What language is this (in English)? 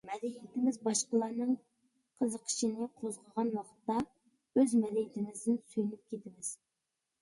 Uyghur